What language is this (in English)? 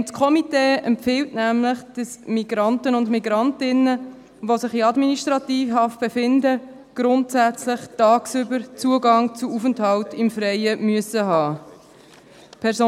Swiss German